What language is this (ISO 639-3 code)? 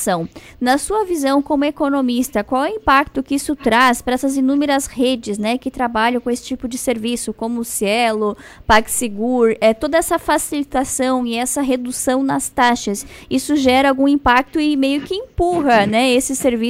por